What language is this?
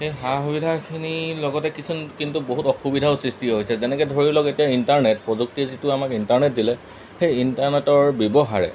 Assamese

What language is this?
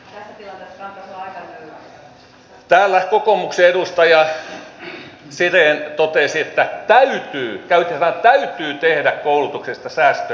Finnish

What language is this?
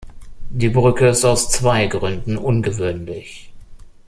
German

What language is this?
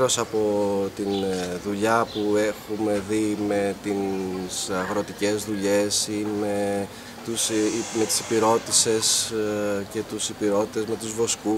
Greek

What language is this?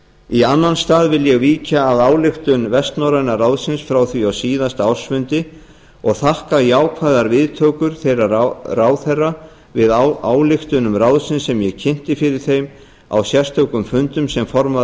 Icelandic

